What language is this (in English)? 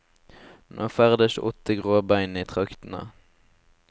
Norwegian